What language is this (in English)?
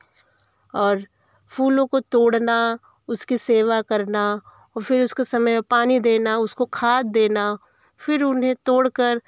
Hindi